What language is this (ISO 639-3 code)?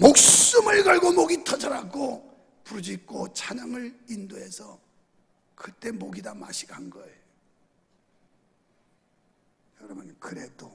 kor